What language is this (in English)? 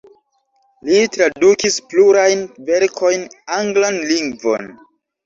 Esperanto